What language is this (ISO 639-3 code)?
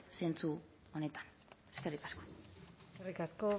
eus